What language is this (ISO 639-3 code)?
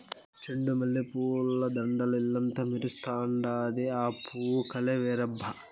tel